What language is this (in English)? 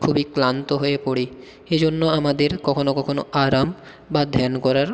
Bangla